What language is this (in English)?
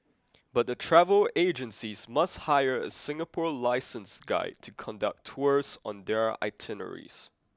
English